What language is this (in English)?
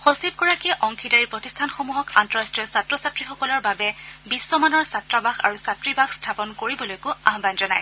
Assamese